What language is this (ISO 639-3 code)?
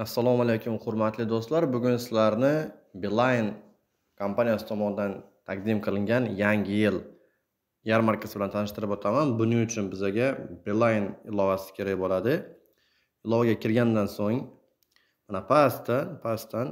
tur